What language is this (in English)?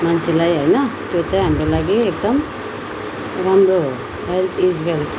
Nepali